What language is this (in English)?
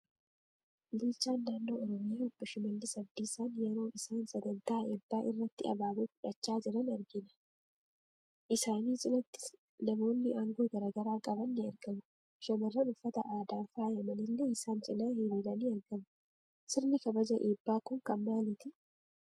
Oromo